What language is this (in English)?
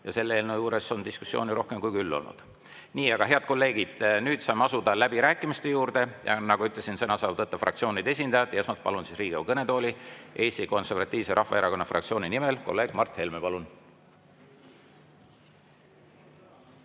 Estonian